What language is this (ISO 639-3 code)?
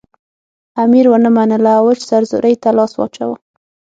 pus